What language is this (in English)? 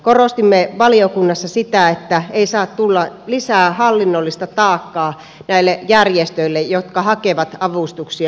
Finnish